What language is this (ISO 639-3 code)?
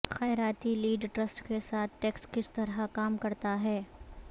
urd